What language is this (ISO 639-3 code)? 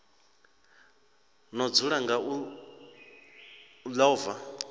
ven